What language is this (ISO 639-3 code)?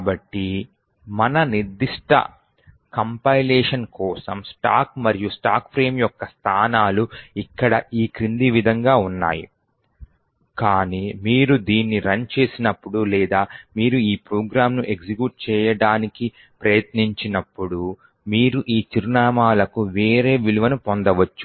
tel